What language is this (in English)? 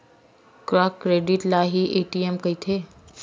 Chhattisgarhi